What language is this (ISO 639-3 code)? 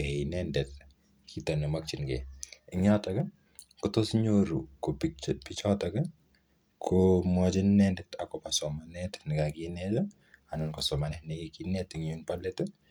kln